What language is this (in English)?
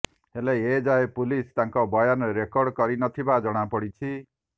Odia